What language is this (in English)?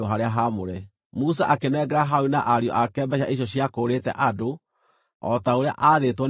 Kikuyu